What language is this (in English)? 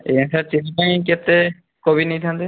Odia